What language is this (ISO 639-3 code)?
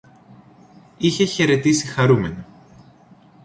ell